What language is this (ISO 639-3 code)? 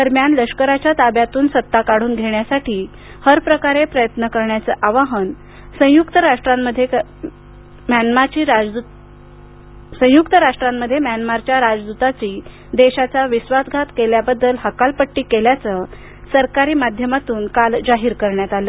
mar